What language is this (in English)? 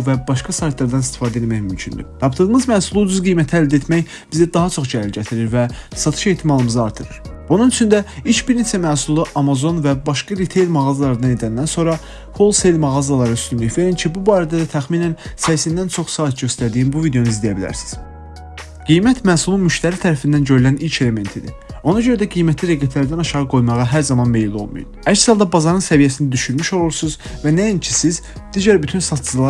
Azerbaijani